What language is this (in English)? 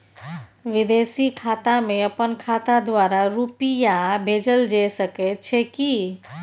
Maithili